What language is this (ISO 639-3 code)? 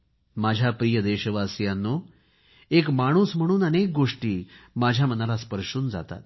mar